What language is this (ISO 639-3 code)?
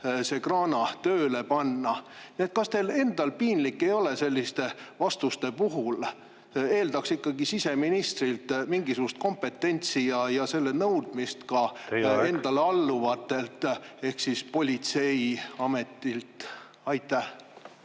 est